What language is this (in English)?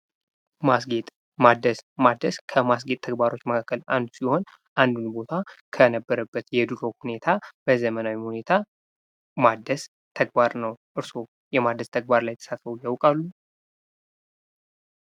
Amharic